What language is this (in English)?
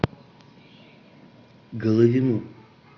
Russian